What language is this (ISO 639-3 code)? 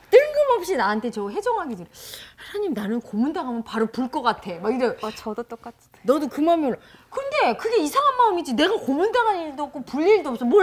kor